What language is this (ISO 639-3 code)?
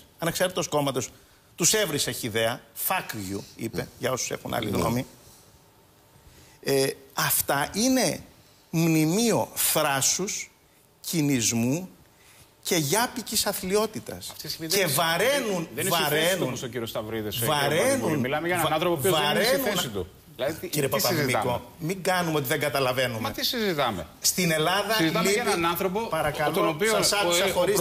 ell